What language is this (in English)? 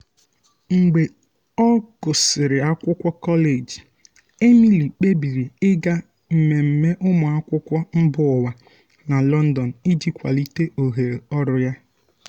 Igbo